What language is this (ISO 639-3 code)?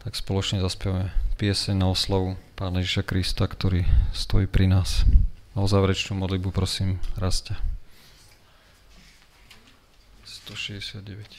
slk